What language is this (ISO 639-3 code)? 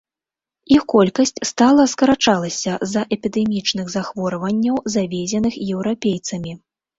bel